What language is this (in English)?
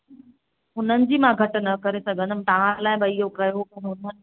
Sindhi